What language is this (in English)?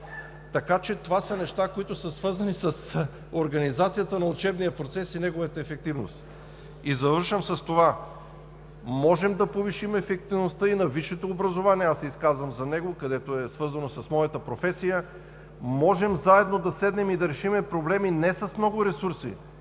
Bulgarian